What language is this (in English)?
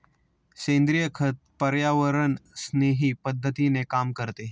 Marathi